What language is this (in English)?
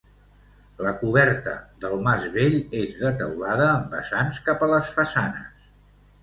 Catalan